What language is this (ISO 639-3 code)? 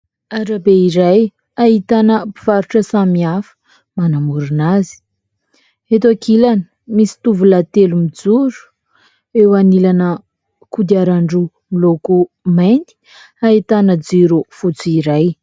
mlg